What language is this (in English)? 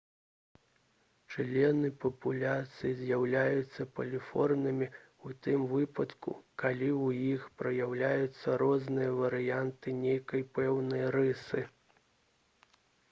Belarusian